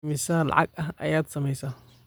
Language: Somali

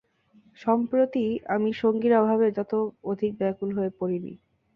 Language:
Bangla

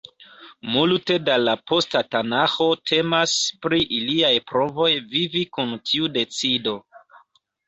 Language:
Esperanto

